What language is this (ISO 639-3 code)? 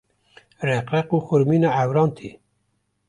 kur